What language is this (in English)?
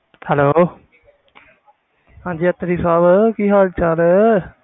Punjabi